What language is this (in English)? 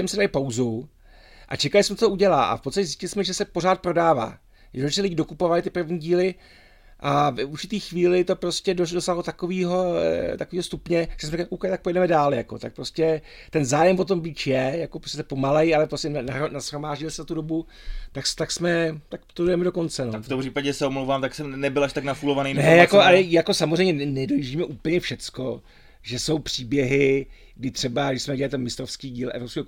Czech